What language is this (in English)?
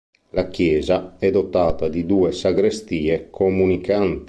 Italian